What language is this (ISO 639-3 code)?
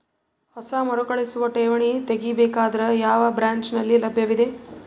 kan